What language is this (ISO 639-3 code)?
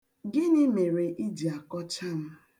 ibo